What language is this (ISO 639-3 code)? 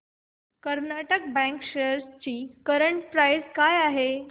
mar